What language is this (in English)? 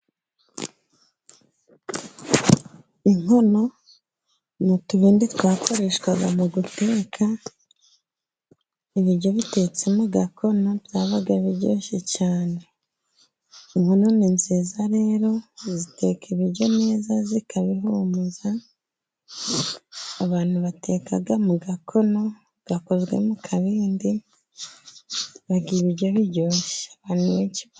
Kinyarwanda